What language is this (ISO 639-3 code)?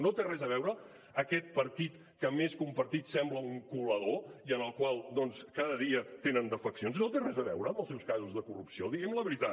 cat